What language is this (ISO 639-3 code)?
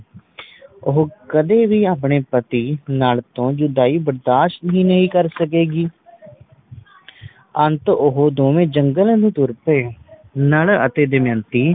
pan